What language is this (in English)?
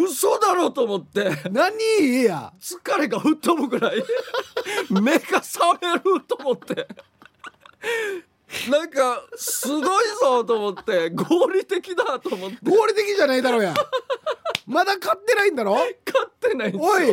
Japanese